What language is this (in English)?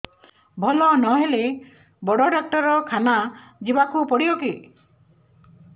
Odia